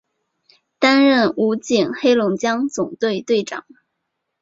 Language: Chinese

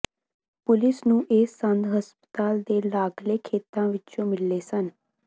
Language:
Punjabi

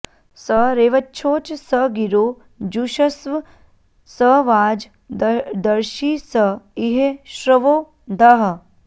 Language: Sanskrit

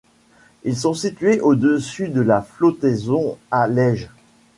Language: French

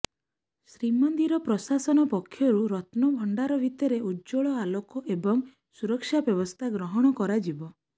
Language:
Odia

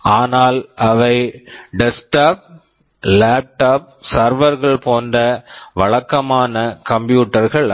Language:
Tamil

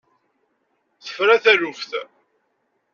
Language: Kabyle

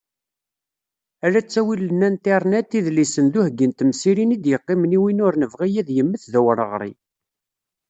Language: Kabyle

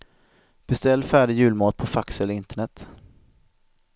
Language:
Swedish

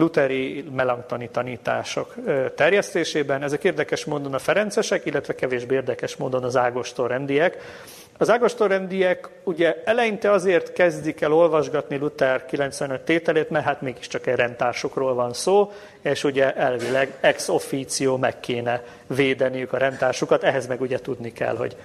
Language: Hungarian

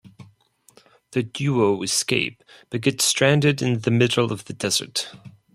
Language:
English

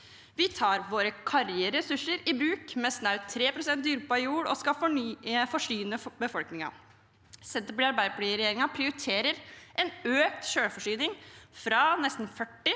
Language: Norwegian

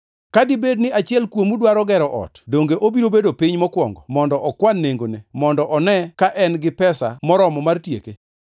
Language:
Luo (Kenya and Tanzania)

